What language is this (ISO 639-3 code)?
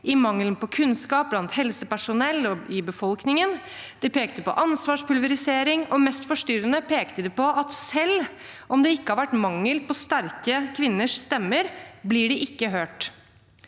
nor